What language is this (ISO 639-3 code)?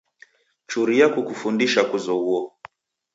dav